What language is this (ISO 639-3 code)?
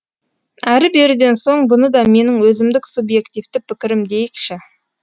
kaz